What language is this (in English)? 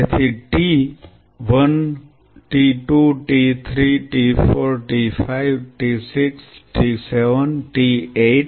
Gujarati